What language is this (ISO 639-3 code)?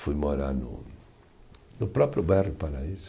por